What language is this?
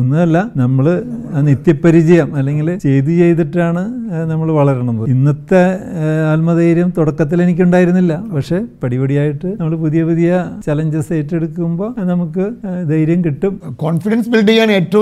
Malayalam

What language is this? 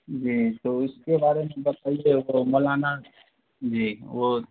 Urdu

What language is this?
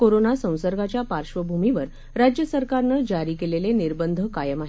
Marathi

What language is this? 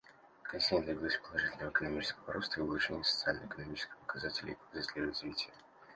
Russian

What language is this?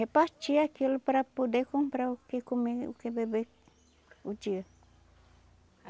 Portuguese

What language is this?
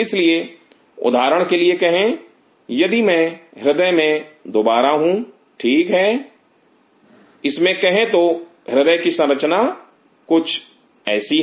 Hindi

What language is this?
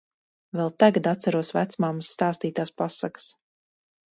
Latvian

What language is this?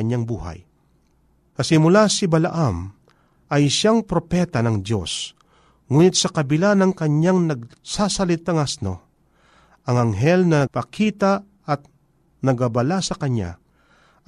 Filipino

